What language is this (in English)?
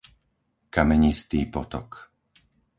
Slovak